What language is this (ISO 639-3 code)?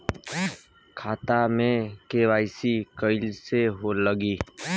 bho